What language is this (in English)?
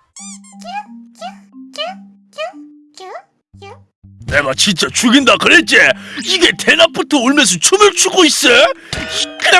Korean